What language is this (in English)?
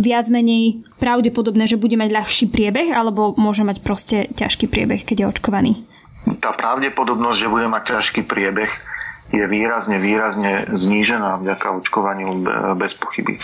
Slovak